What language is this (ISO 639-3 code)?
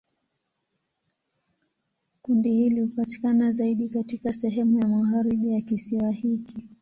swa